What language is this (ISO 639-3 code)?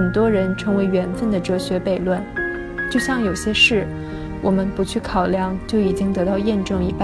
zho